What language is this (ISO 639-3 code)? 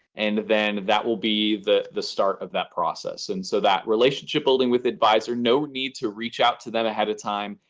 eng